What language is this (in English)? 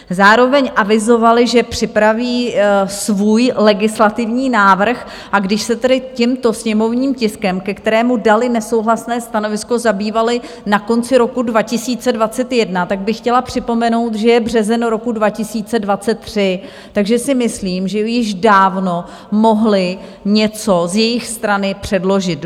Czech